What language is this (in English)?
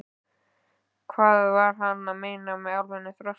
Icelandic